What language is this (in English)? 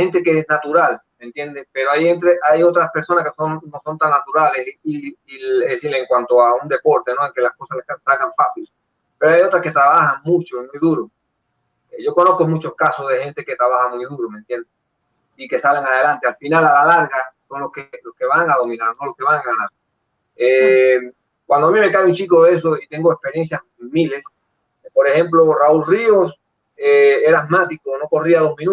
Spanish